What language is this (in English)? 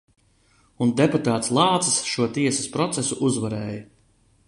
Latvian